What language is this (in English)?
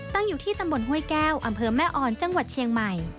Thai